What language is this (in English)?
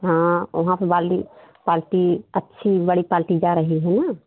Hindi